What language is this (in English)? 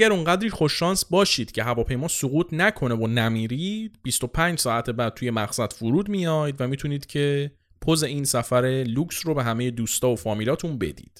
Persian